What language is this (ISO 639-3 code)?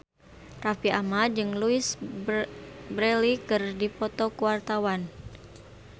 sun